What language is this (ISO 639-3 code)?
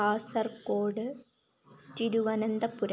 san